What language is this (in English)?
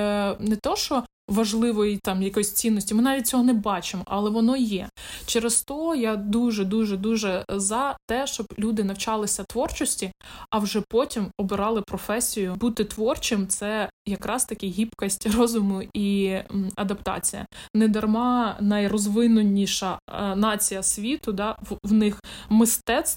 Ukrainian